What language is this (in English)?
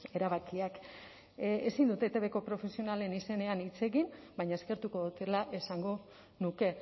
Basque